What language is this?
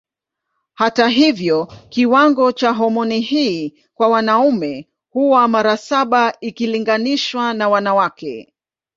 Swahili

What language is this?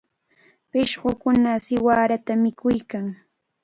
Cajatambo North Lima Quechua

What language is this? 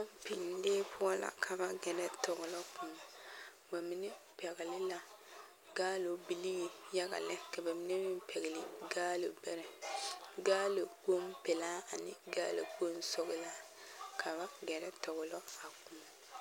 Southern Dagaare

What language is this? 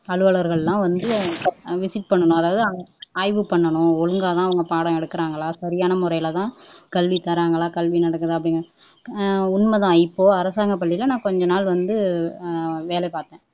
Tamil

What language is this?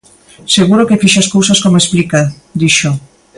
Galician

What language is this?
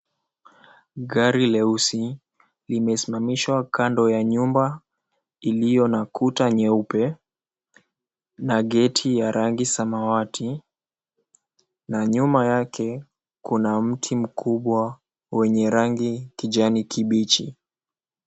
Swahili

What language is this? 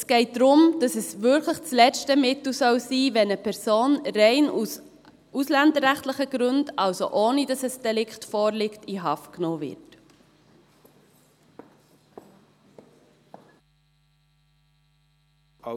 Swiss German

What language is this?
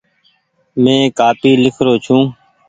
Goaria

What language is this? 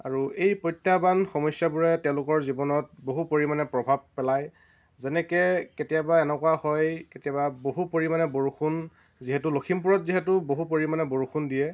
Assamese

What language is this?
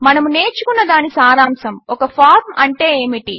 Telugu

